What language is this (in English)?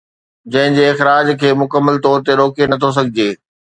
Sindhi